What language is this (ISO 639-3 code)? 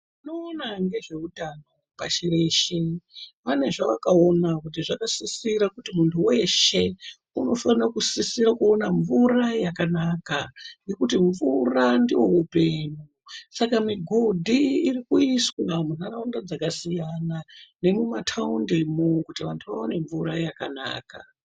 ndc